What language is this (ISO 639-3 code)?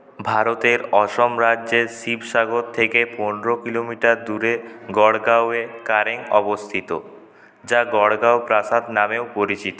ben